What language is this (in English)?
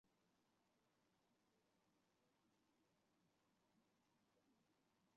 Chinese